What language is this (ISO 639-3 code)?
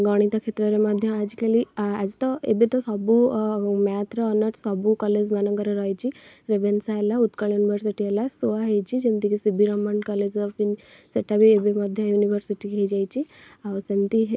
ori